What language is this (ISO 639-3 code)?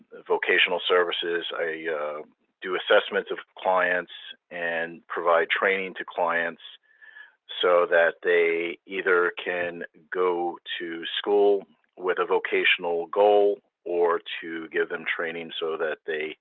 eng